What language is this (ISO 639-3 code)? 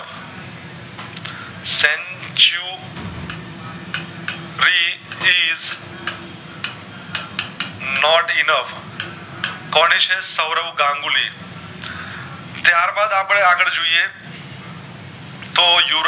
guj